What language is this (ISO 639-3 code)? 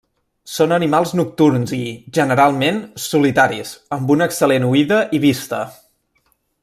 cat